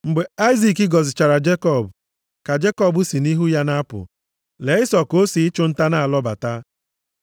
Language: Igbo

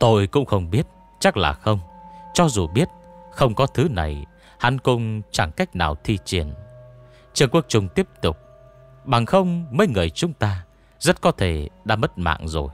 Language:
Vietnamese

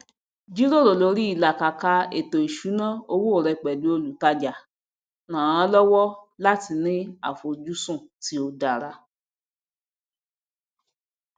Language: Yoruba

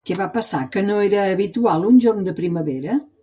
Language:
Catalan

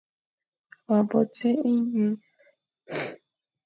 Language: Fang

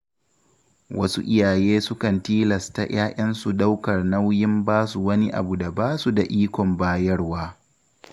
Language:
Hausa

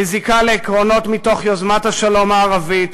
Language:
Hebrew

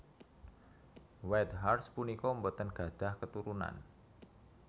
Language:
Javanese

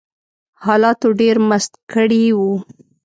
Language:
Pashto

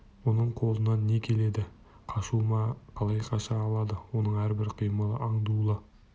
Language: Kazakh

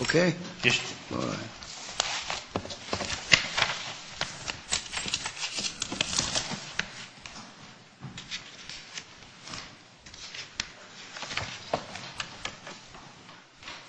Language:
English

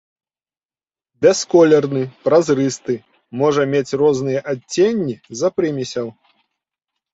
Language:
Belarusian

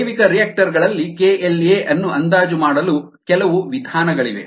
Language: Kannada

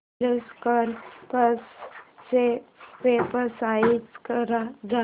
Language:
Marathi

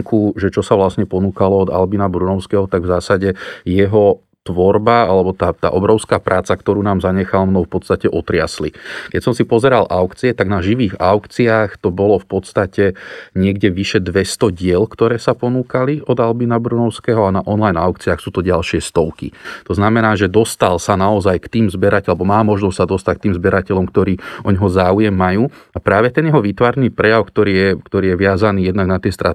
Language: Slovak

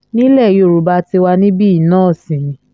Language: Yoruba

